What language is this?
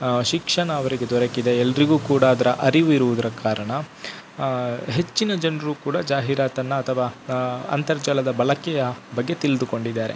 Kannada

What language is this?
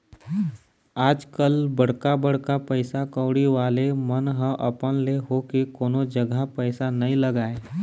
Chhattisgarhi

